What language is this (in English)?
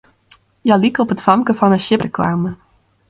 Western Frisian